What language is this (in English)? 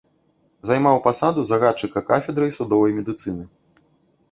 Belarusian